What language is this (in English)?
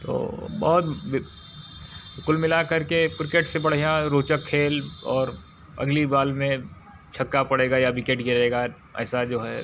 Hindi